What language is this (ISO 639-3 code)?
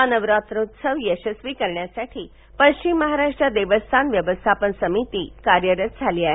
mar